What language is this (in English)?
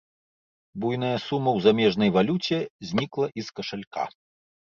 Belarusian